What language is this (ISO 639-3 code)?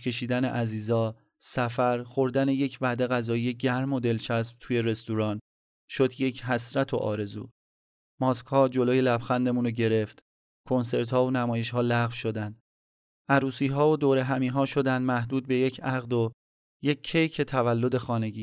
fas